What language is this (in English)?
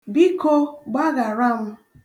Igbo